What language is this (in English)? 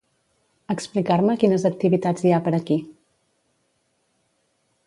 Catalan